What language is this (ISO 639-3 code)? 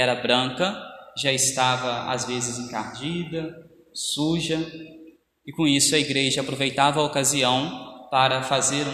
por